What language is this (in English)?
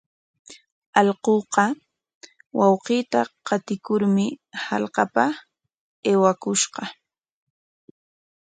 Corongo Ancash Quechua